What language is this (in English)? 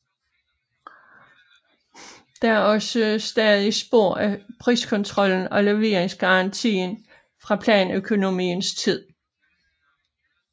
Danish